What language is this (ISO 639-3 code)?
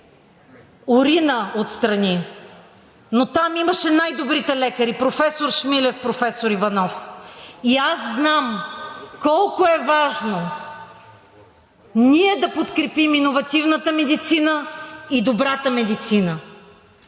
bul